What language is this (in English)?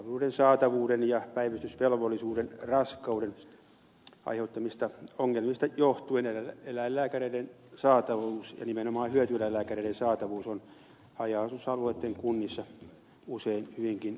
Finnish